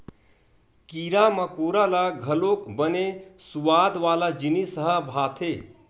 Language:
Chhattisgarhi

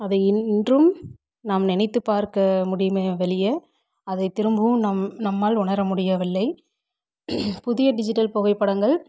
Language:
Tamil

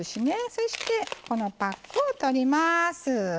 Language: Japanese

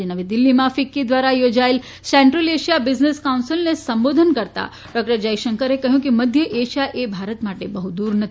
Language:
Gujarati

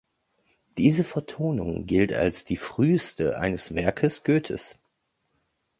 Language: German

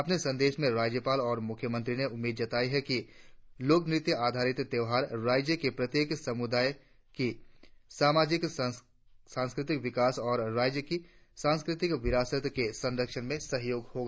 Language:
Hindi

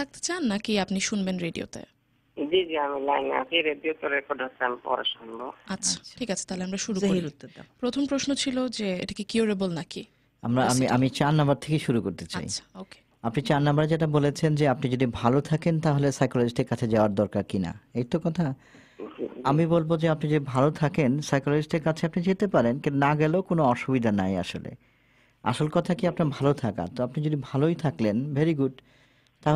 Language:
Czech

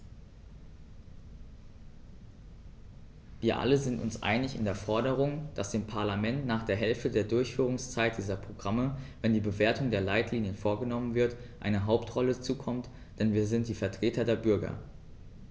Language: German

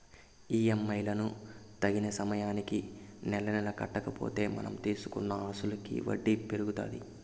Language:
Telugu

